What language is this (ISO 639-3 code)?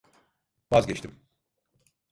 tur